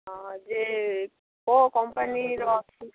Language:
Odia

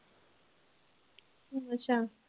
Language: Punjabi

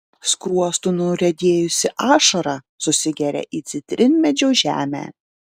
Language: Lithuanian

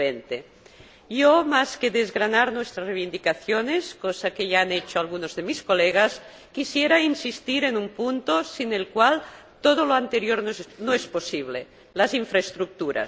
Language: Spanish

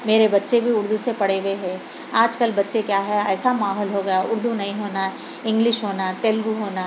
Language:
Urdu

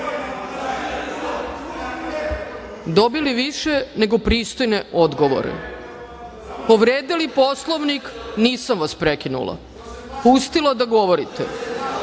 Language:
Serbian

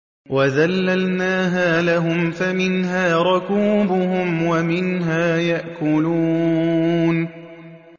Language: Arabic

